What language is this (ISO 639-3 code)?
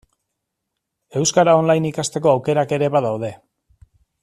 eus